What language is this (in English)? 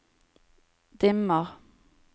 Norwegian